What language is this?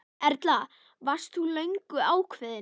Icelandic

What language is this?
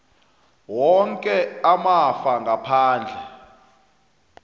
South Ndebele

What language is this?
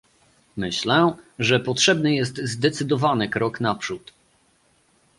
Polish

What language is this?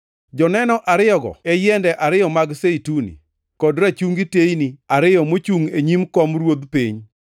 Luo (Kenya and Tanzania)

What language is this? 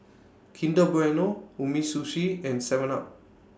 English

